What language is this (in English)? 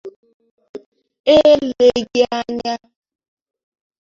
Igbo